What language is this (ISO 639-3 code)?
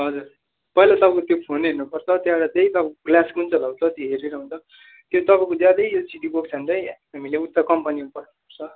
nep